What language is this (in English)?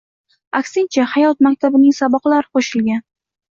Uzbek